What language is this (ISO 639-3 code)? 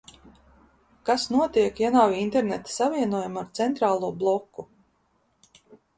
lav